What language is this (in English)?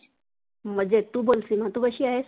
Marathi